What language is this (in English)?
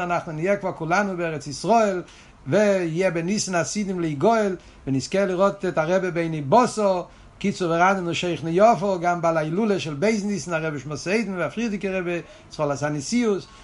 Hebrew